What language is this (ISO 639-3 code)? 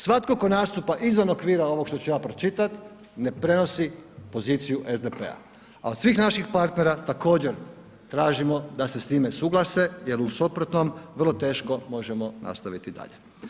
hrv